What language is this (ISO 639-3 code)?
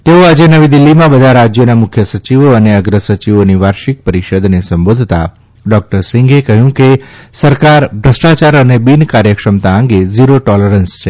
guj